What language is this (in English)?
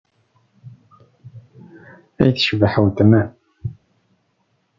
Kabyle